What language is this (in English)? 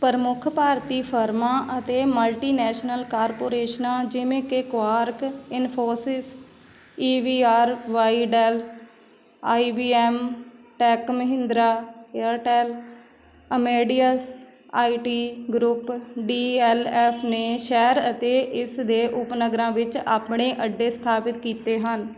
Punjabi